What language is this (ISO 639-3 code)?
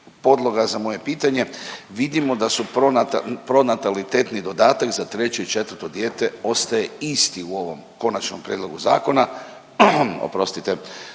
hrv